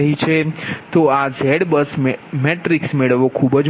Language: Gujarati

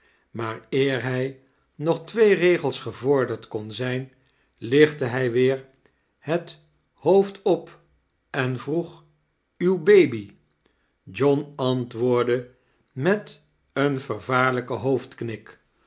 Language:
Dutch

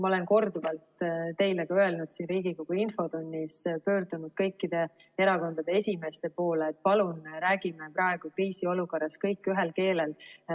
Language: Estonian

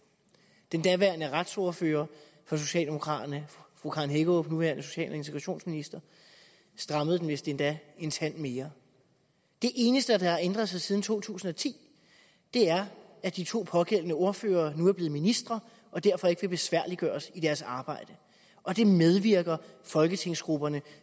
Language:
Danish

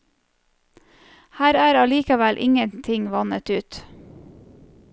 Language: Norwegian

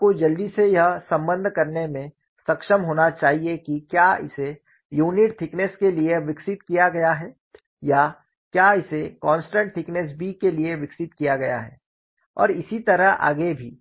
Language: Hindi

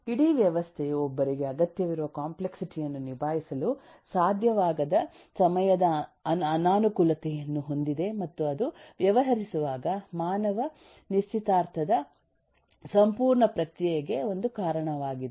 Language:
Kannada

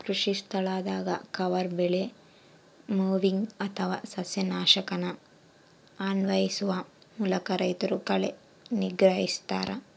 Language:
Kannada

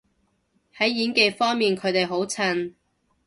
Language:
Cantonese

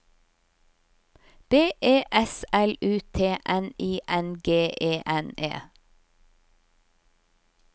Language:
Norwegian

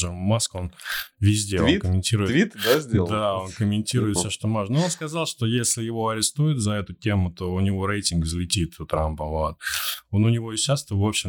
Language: Russian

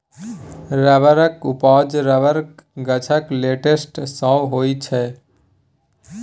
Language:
Maithili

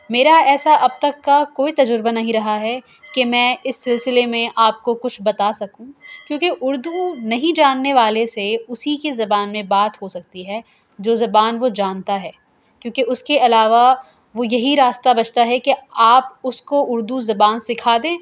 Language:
Urdu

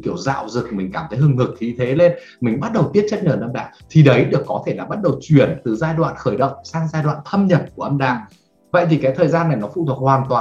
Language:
Vietnamese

